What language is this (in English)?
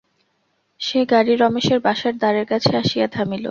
Bangla